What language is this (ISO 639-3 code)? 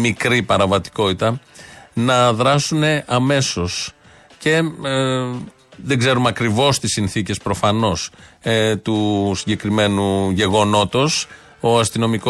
ell